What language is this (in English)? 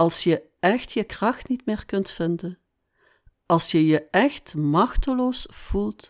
Dutch